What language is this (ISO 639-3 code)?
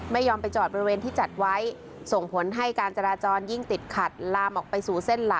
tha